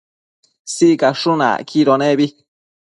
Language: Matsés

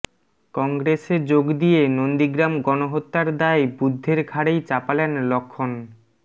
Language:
Bangla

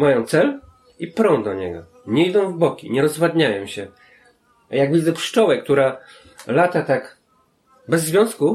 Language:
Polish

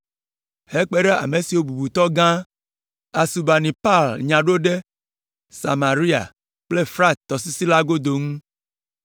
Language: Ewe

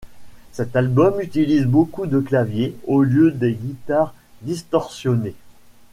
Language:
French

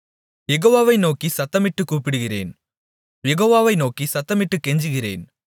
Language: Tamil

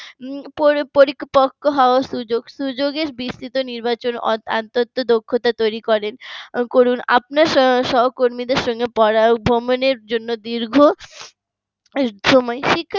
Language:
Bangla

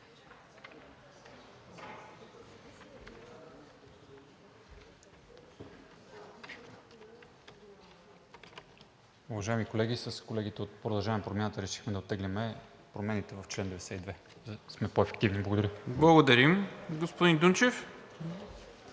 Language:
Bulgarian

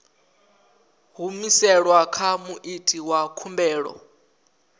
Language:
Venda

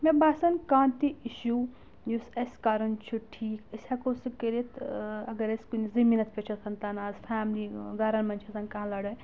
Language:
Kashmiri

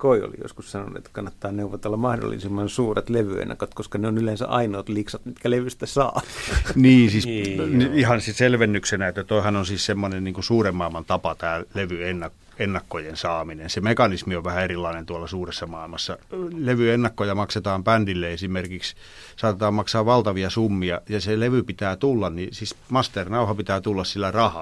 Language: Finnish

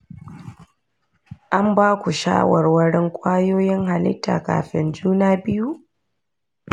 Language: Hausa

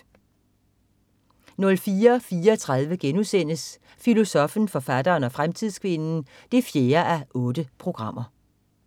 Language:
Danish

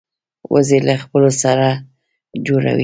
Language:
Pashto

